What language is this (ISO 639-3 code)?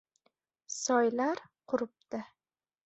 uzb